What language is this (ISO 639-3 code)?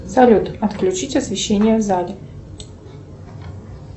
rus